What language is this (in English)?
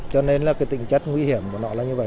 Vietnamese